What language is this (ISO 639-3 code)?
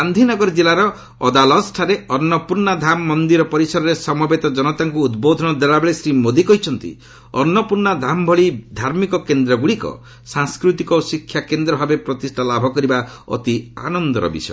ori